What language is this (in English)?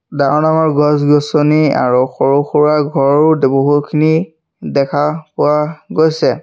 Assamese